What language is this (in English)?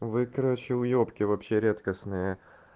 Russian